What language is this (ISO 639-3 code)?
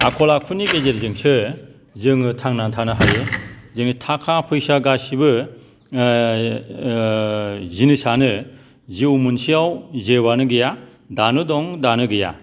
brx